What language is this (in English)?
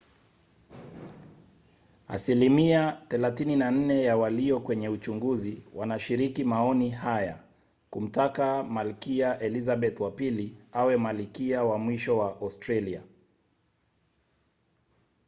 Swahili